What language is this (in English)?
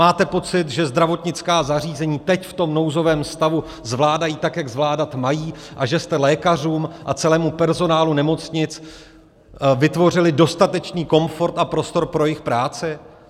Czech